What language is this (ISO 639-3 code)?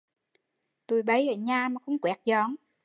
vie